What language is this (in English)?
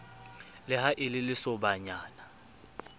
Southern Sotho